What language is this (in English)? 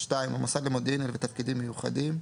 Hebrew